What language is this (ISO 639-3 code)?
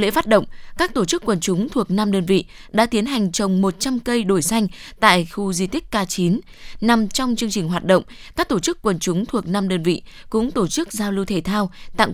vie